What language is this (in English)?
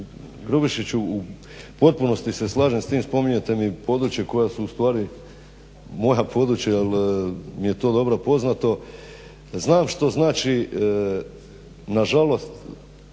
Croatian